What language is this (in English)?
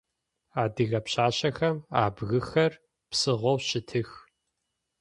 Adyghe